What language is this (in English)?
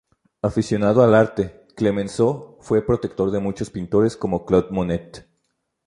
Spanish